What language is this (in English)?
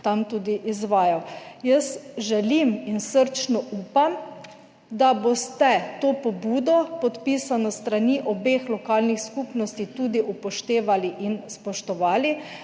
Slovenian